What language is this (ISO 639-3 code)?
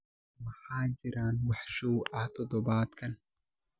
som